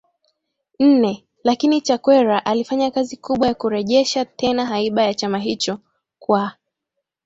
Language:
Swahili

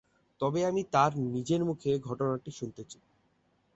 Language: Bangla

